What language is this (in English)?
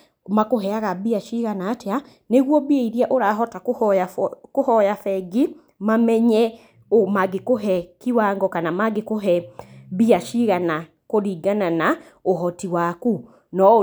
Kikuyu